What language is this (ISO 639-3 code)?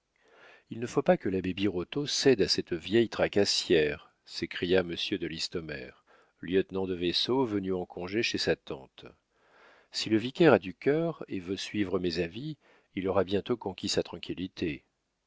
fra